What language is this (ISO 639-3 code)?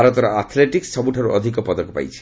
ori